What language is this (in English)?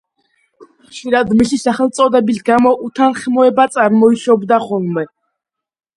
Georgian